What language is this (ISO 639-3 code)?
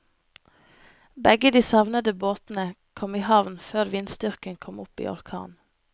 nor